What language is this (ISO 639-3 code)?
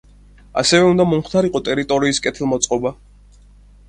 kat